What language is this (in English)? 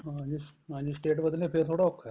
Punjabi